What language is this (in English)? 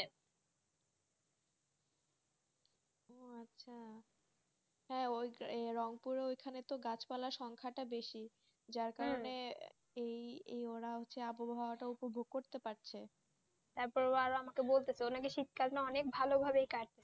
Bangla